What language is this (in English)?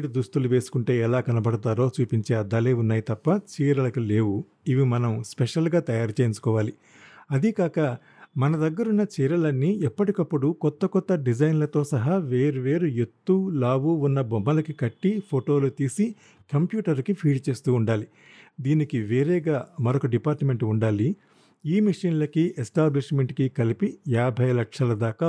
Telugu